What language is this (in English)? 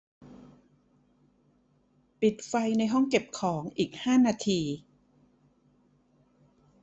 Thai